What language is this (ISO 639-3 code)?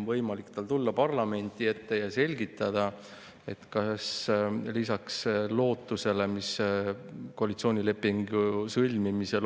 est